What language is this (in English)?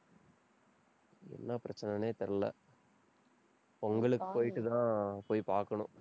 Tamil